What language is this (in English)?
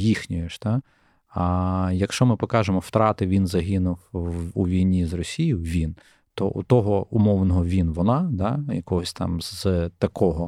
Ukrainian